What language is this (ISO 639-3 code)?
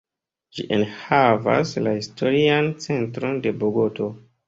epo